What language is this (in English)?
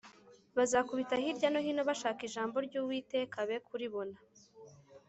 Kinyarwanda